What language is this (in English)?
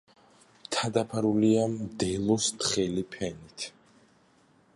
Georgian